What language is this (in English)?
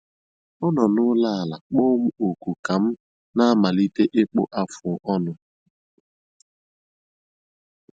Igbo